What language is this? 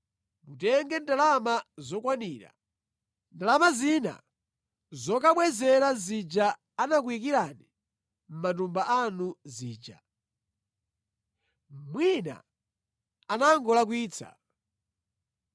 Nyanja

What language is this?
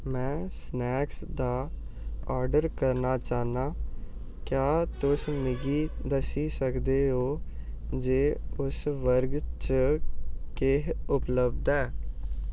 Dogri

